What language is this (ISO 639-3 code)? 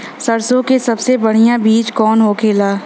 bho